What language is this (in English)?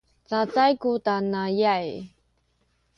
Sakizaya